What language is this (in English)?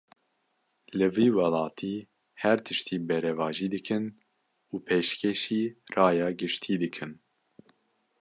Kurdish